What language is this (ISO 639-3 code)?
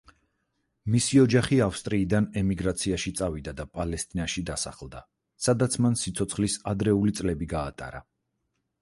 kat